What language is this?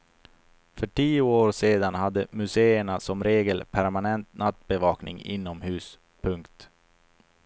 Swedish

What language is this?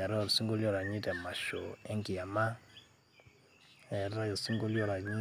Masai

